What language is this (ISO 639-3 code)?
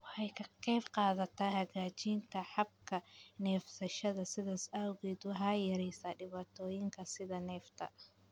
som